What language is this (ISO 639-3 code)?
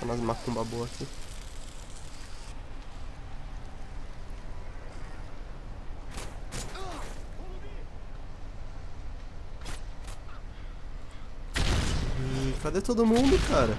por